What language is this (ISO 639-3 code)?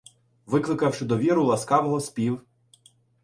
ukr